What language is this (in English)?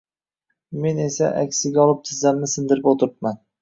Uzbek